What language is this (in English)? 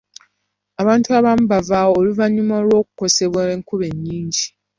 Ganda